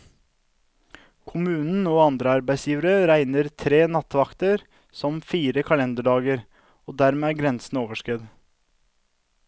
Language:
Norwegian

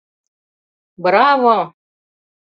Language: Mari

